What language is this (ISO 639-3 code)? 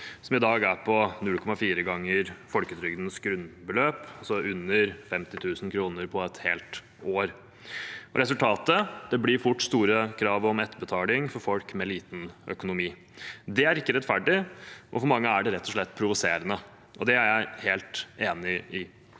nor